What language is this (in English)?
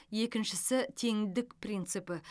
Kazakh